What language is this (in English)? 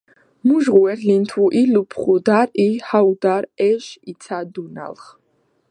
Georgian